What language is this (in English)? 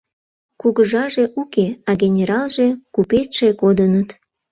Mari